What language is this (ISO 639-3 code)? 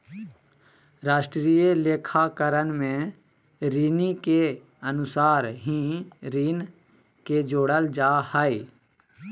mag